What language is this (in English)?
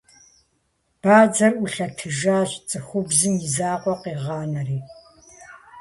Kabardian